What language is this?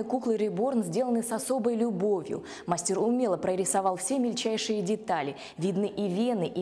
Russian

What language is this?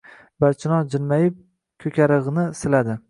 Uzbek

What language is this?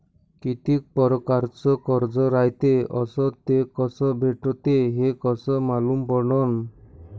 Marathi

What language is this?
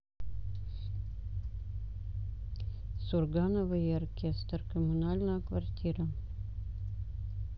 Russian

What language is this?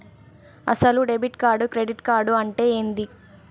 Telugu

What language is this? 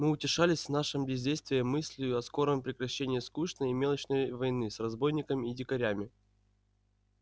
Russian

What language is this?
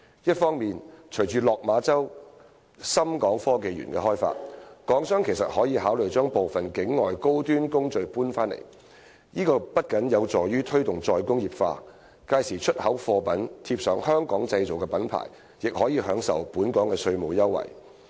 Cantonese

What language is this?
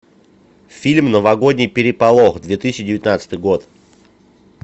Russian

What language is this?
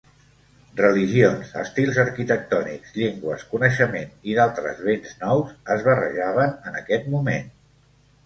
Catalan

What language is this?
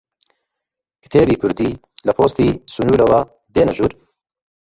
Central Kurdish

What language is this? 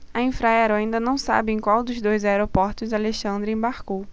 Portuguese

